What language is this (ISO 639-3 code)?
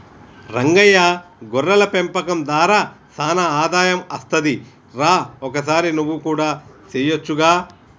tel